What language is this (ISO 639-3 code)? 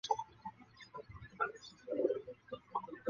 zho